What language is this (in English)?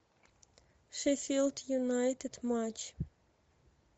Russian